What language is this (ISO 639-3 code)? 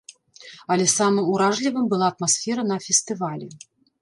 bel